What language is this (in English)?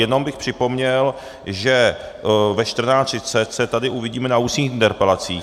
Czech